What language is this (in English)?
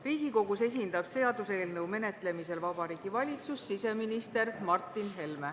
Estonian